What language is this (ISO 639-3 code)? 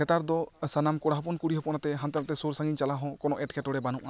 sat